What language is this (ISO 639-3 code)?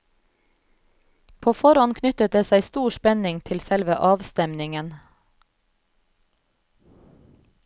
nor